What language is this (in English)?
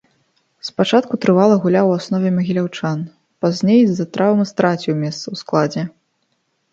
Belarusian